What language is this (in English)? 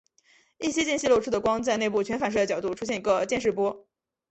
Chinese